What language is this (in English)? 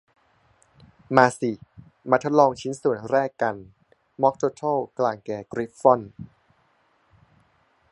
Thai